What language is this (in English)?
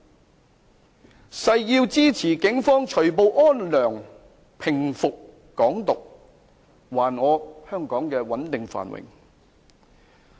Cantonese